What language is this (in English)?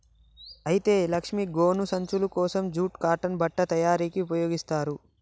Telugu